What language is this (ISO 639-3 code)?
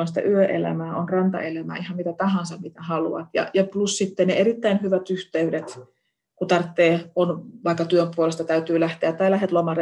fin